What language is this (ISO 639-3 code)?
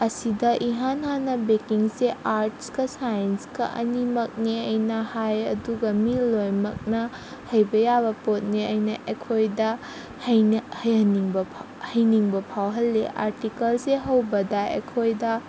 mni